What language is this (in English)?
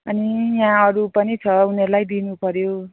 Nepali